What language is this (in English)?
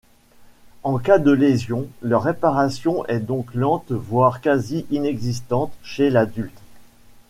French